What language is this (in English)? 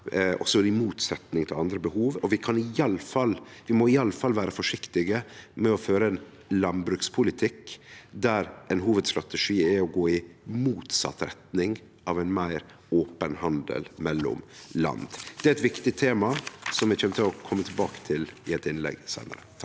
Norwegian